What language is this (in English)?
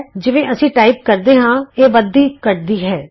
Punjabi